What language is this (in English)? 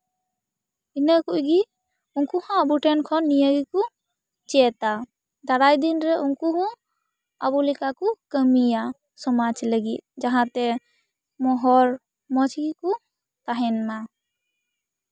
Santali